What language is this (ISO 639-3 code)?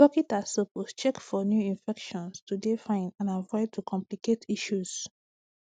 pcm